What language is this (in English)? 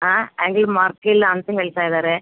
Kannada